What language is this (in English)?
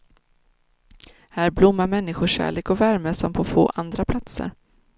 Swedish